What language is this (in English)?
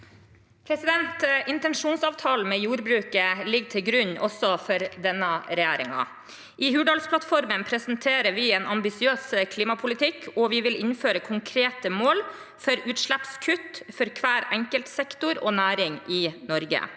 Norwegian